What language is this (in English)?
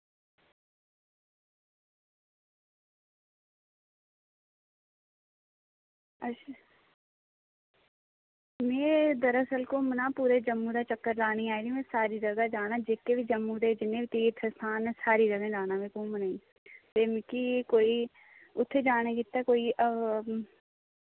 Dogri